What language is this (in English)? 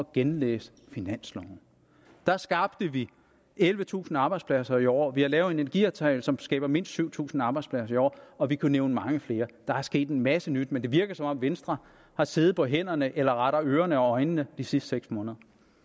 Danish